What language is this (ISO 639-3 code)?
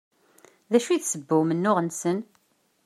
kab